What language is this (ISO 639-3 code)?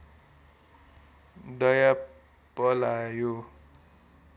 nep